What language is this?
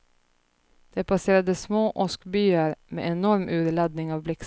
Swedish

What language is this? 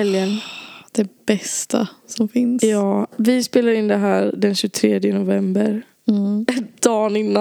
Swedish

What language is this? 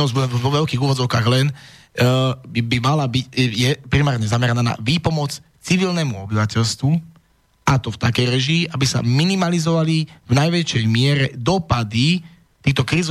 Slovak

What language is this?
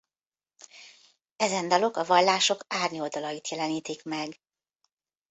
Hungarian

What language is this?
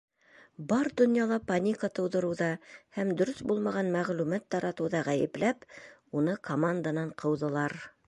Bashkir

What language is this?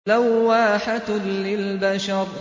Arabic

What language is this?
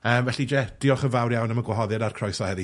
Welsh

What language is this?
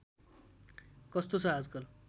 Nepali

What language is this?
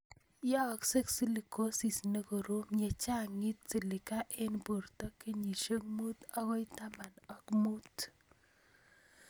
Kalenjin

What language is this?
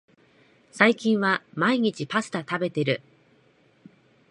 Japanese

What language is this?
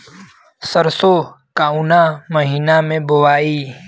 Bhojpuri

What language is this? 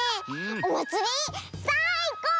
Japanese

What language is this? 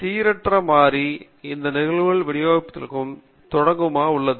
Tamil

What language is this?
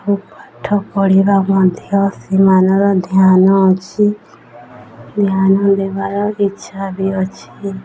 Odia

